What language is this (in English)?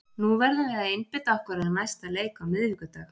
Icelandic